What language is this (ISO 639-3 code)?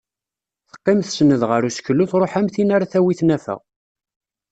kab